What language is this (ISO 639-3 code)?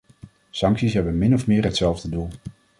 nld